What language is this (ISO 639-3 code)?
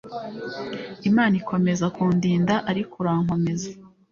kin